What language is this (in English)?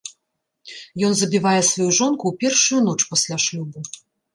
Belarusian